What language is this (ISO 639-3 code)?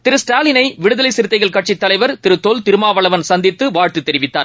tam